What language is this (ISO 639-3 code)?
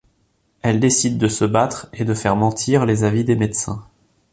fra